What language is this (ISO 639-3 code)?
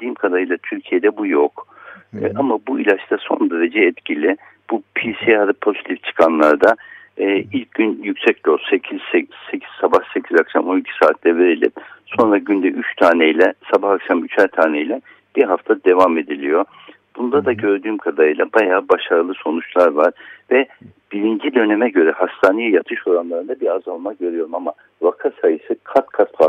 tur